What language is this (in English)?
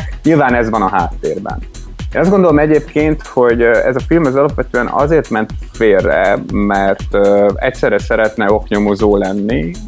Hungarian